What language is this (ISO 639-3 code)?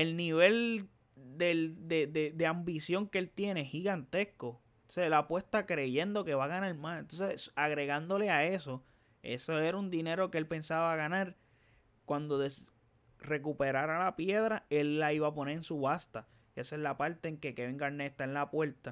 spa